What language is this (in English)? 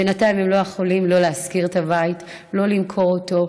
Hebrew